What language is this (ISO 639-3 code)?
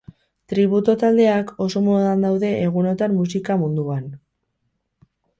eus